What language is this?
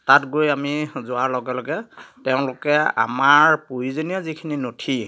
Assamese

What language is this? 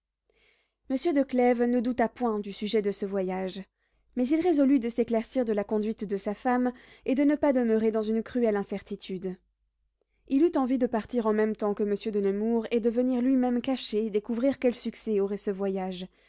French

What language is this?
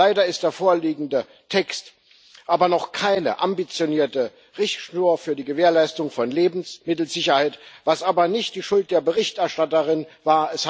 German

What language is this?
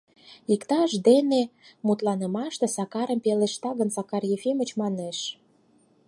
Mari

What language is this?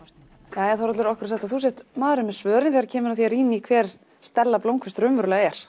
Icelandic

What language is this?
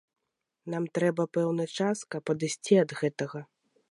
Belarusian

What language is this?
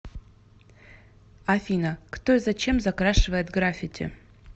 Russian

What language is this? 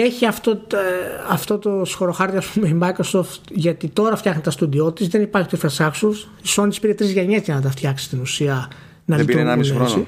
Greek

